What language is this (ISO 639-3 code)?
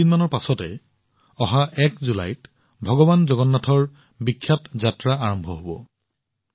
asm